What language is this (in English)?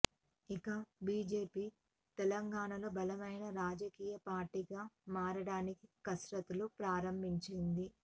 Telugu